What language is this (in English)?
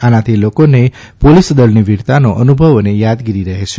Gujarati